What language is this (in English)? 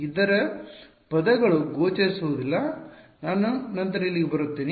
Kannada